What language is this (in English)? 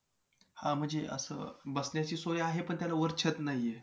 Marathi